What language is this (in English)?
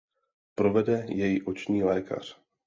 Czech